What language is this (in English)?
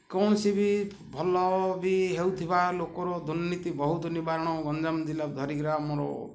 Odia